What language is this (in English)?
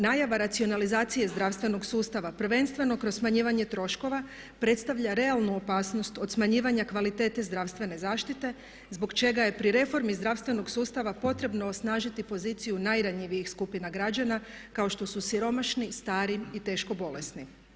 Croatian